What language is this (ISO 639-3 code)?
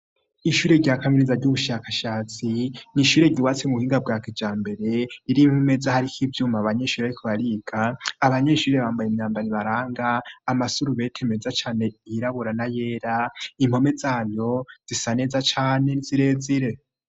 run